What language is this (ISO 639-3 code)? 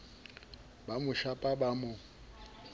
sot